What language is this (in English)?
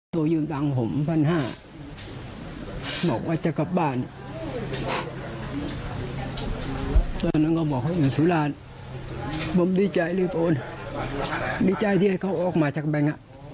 Thai